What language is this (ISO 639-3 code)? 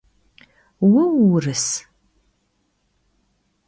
kbd